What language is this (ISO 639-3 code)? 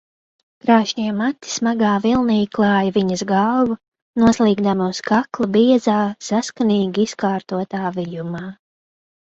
lav